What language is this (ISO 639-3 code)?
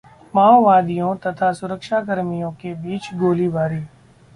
hin